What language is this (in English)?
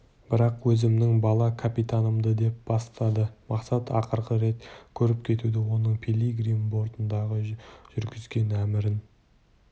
Kazakh